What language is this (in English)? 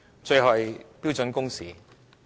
Cantonese